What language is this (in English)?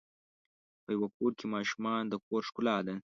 Pashto